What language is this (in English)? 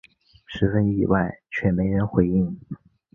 Chinese